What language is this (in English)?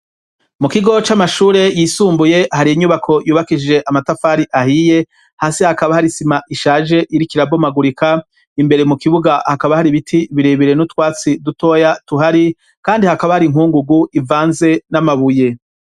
Rundi